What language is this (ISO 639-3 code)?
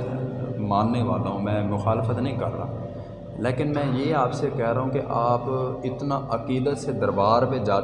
urd